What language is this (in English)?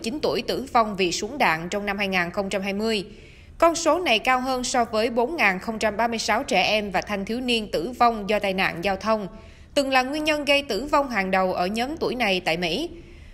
Vietnamese